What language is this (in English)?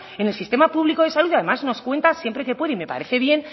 Spanish